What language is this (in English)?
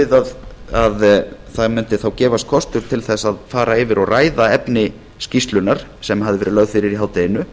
Icelandic